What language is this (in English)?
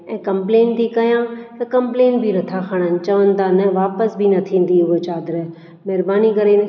Sindhi